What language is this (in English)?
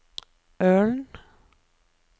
Norwegian